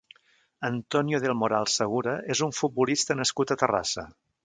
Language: Catalan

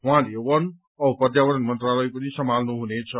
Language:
Nepali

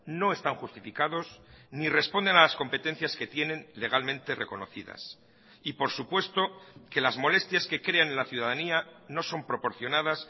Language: Spanish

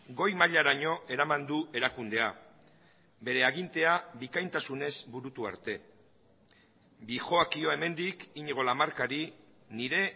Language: Basque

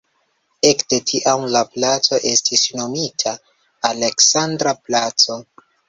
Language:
Esperanto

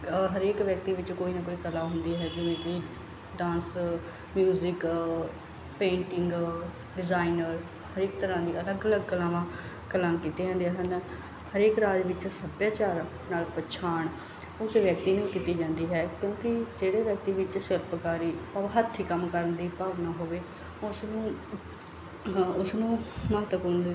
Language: Punjabi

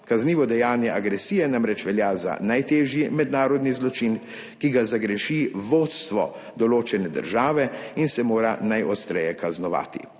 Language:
Slovenian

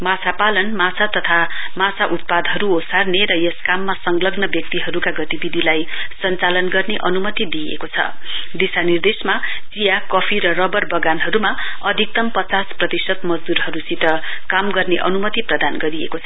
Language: Nepali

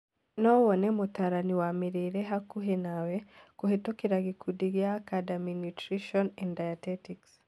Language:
Kikuyu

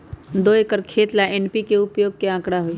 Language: Magahi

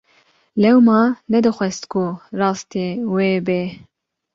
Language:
Kurdish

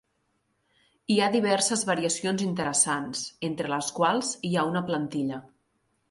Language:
Catalan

